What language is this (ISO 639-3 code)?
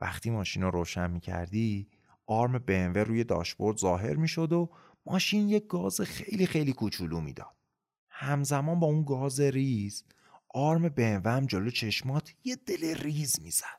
fas